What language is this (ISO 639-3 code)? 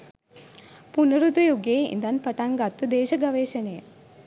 sin